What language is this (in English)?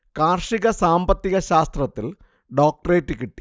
Malayalam